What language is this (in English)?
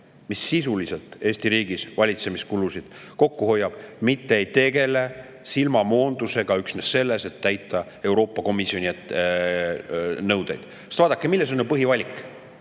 Estonian